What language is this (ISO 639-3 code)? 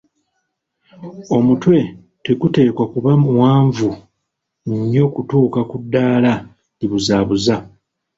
lug